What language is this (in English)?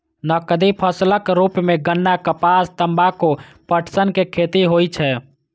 Maithili